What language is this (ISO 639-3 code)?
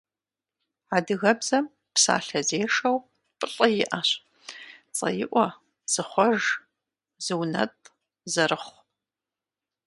kbd